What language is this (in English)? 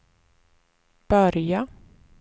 Swedish